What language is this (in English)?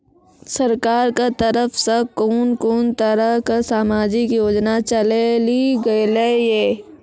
Maithili